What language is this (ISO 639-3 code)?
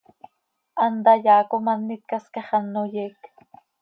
sei